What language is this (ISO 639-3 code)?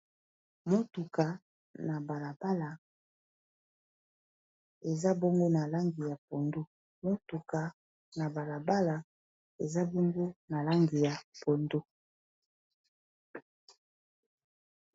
lin